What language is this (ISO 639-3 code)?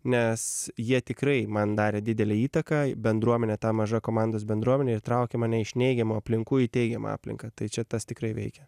lit